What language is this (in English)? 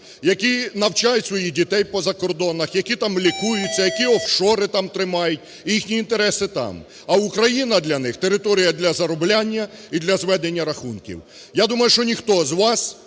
Ukrainian